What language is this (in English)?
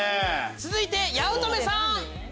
Japanese